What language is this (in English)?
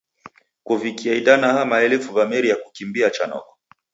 Taita